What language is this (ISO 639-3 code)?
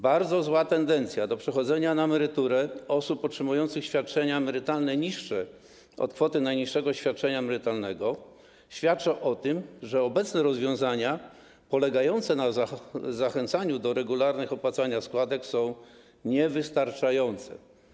pol